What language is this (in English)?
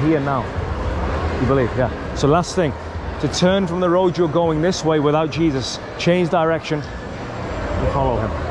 English